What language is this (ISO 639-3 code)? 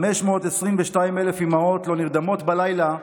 heb